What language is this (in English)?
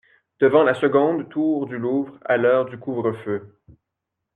French